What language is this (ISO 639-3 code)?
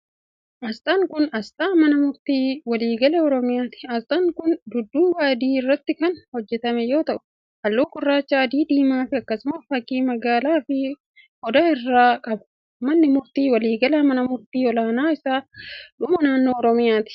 orm